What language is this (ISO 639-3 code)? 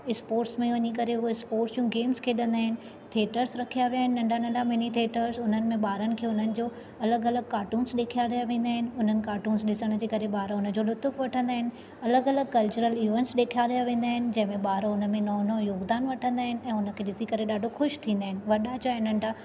snd